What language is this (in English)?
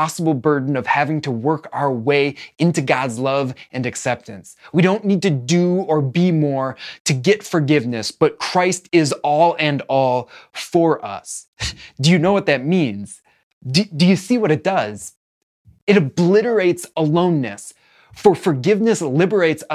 English